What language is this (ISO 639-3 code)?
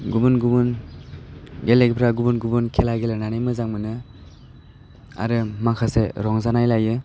brx